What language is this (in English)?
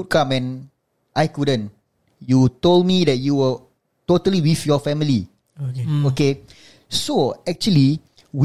Malay